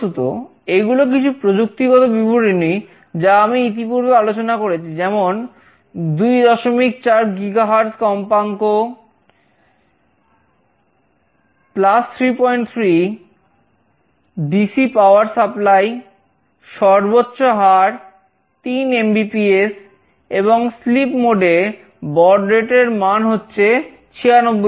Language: Bangla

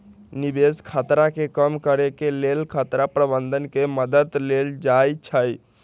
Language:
Magahi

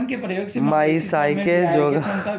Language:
Magahi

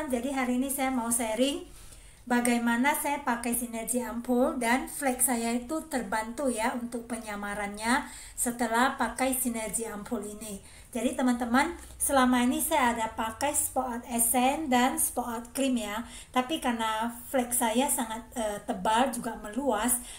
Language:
Indonesian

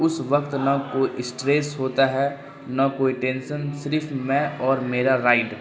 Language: Urdu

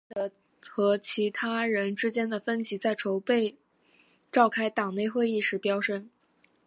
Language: Chinese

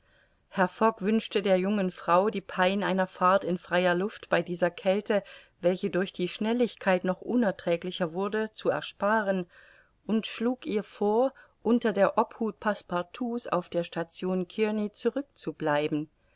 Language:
German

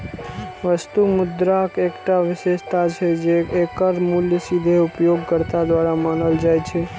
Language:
Maithili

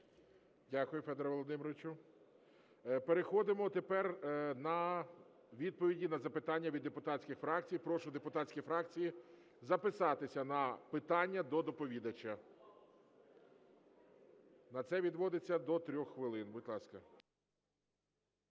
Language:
Ukrainian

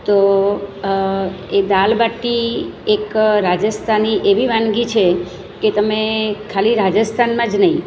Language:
Gujarati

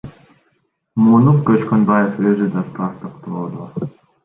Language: Kyrgyz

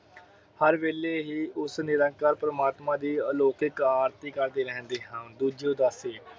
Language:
Punjabi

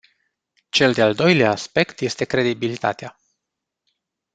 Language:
Romanian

